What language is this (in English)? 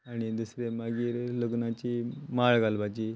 Konkani